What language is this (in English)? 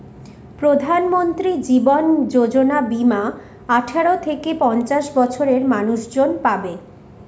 Bangla